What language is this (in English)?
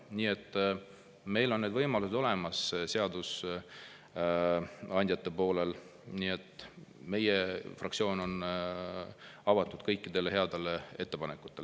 Estonian